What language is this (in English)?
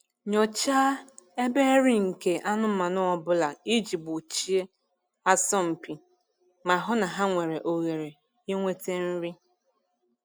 Igbo